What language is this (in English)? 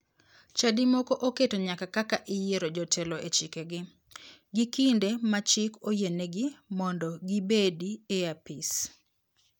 Luo (Kenya and Tanzania)